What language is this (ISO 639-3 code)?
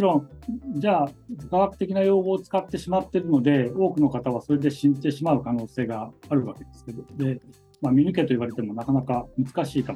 jpn